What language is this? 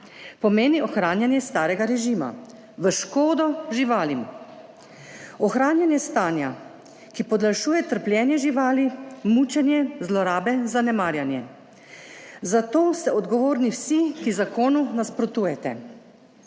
Slovenian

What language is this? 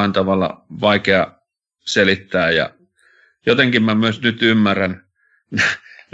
Finnish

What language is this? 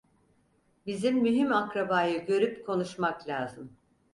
Turkish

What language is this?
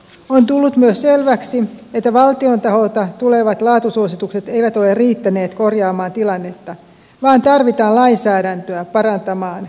Finnish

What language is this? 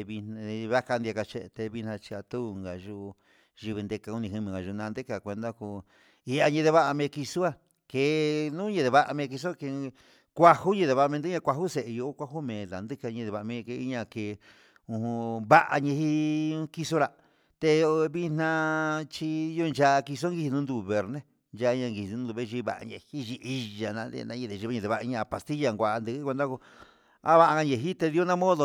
Huitepec Mixtec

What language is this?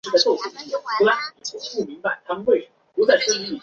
Chinese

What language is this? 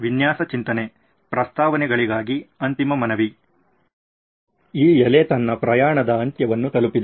Kannada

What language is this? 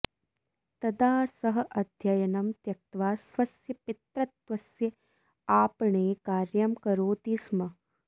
Sanskrit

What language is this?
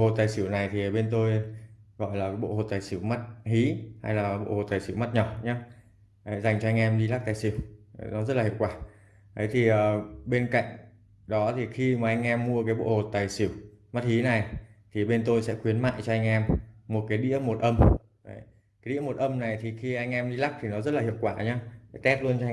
Vietnamese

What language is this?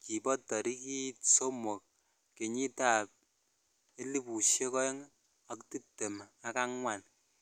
Kalenjin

